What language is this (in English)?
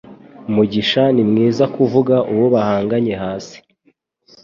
Kinyarwanda